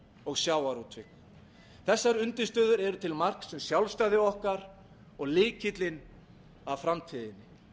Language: Icelandic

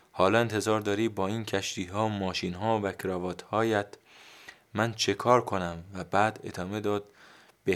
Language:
Persian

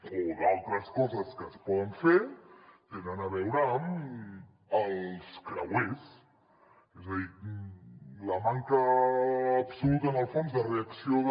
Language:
Catalan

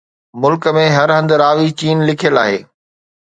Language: Sindhi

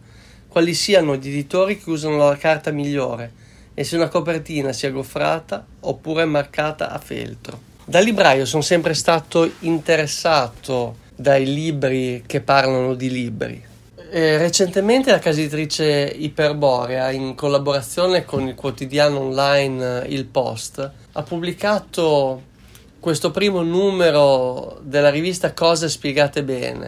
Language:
Italian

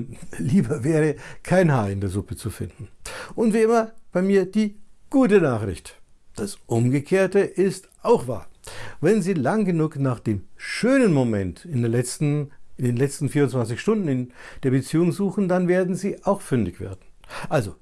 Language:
German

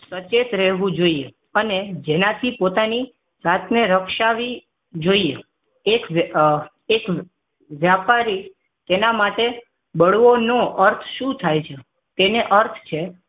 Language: Gujarati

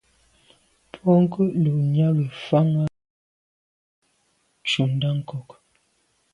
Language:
Medumba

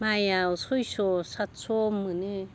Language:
Bodo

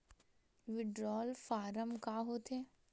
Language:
Chhattisgarhi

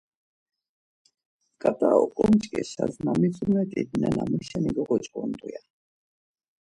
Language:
Laz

